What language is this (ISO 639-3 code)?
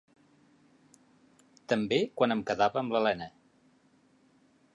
cat